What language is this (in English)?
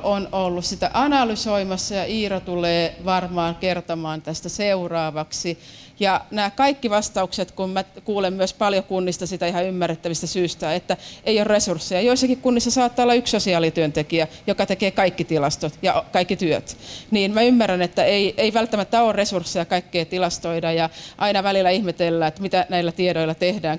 Finnish